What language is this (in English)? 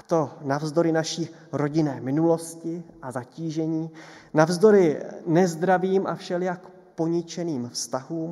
Czech